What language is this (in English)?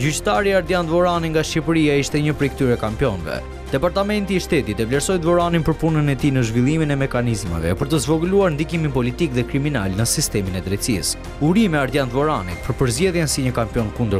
Turkish